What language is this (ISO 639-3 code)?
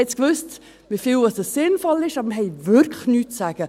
gsw